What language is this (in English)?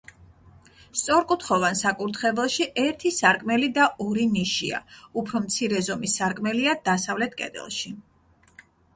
Georgian